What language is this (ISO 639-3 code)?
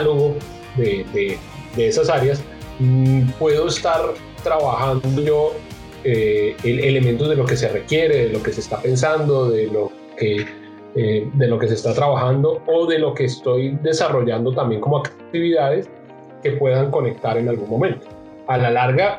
spa